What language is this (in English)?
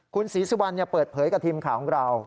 Thai